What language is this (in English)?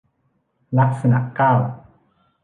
Thai